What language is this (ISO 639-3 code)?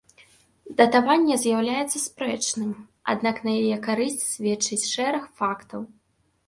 bel